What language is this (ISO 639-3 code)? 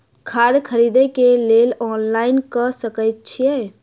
mai